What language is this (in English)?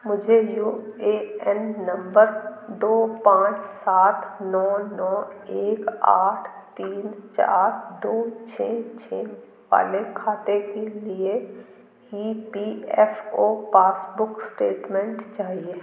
Hindi